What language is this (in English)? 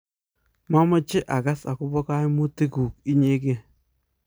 Kalenjin